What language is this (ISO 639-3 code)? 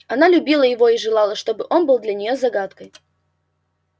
rus